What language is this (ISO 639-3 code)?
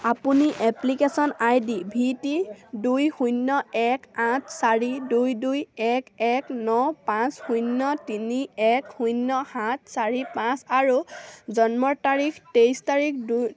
asm